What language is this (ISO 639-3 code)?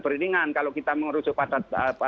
ind